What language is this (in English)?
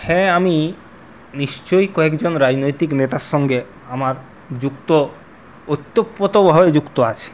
Bangla